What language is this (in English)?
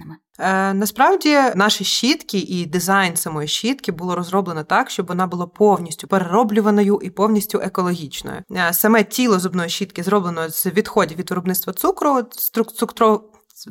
Ukrainian